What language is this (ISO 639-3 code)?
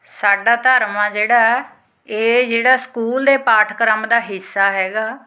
pan